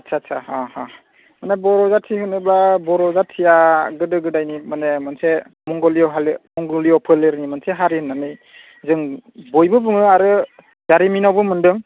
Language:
Bodo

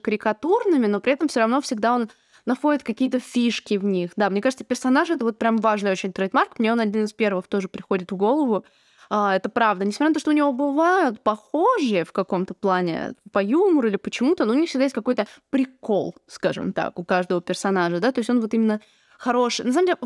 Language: Russian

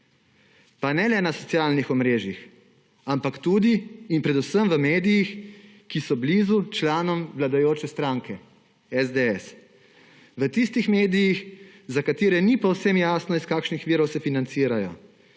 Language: Slovenian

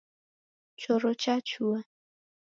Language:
Taita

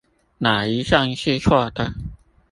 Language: Chinese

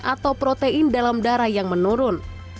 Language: Indonesian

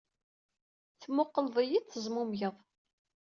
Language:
Kabyle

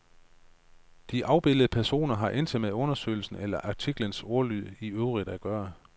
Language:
Danish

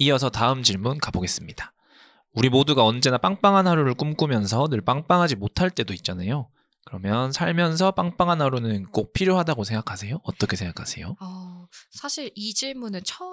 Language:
Korean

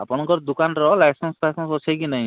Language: Odia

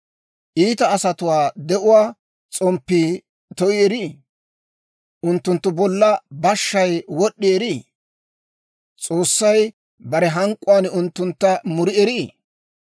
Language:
Dawro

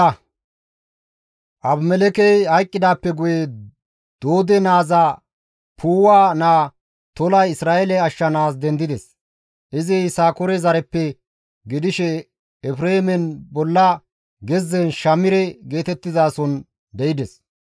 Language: Gamo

